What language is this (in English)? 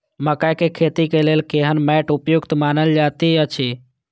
Maithili